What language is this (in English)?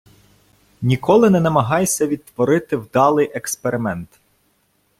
Ukrainian